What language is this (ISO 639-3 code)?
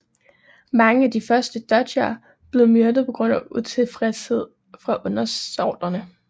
dan